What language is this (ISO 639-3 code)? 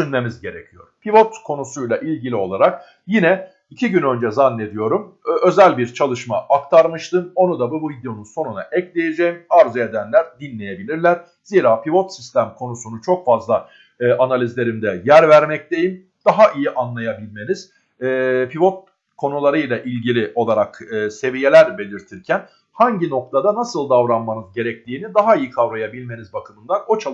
tur